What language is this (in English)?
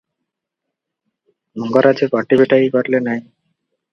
Odia